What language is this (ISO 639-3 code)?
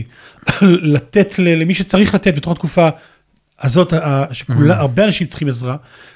heb